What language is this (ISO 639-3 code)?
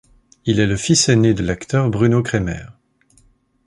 fra